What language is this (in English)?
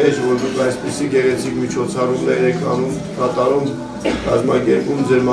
Romanian